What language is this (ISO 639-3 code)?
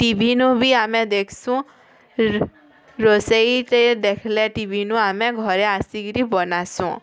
ori